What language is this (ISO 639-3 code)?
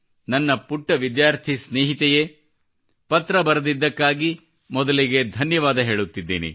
kan